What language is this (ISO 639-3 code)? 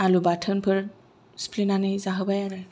brx